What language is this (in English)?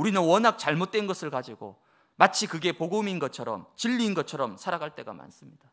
Korean